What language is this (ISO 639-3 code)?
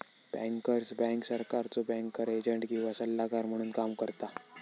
mar